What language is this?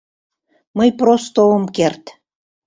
Mari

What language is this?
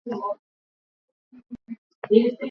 Swahili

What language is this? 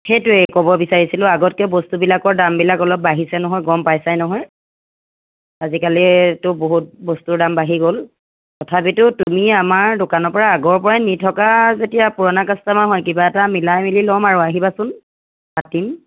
Assamese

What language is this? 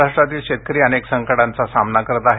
Marathi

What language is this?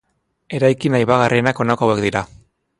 Basque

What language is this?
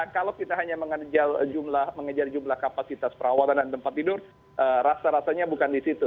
Indonesian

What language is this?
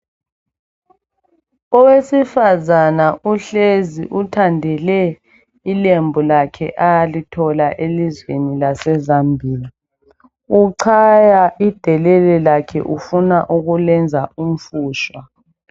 North Ndebele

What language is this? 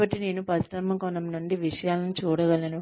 Telugu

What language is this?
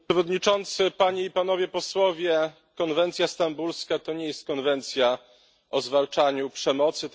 Polish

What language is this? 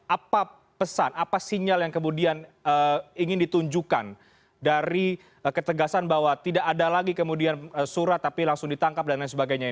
Indonesian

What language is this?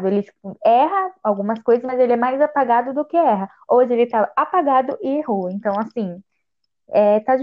Portuguese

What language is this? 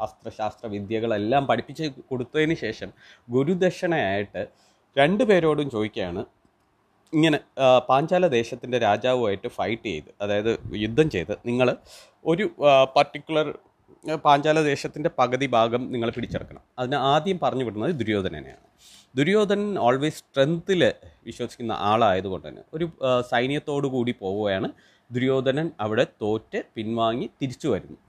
Malayalam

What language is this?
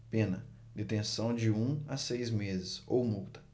Portuguese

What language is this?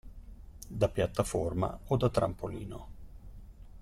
Italian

